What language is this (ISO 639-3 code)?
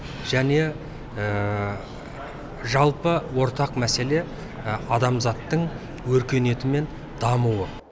kaz